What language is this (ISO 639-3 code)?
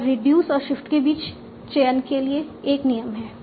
hin